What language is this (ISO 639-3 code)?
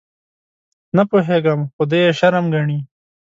pus